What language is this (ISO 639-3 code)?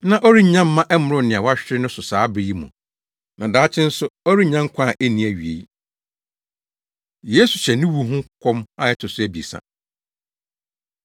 aka